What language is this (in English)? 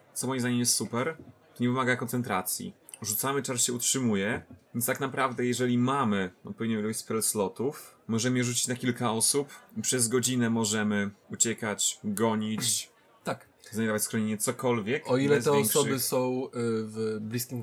Polish